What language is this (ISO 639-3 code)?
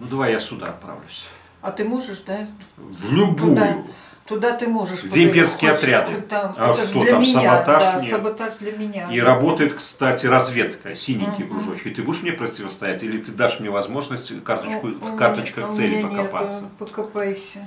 rus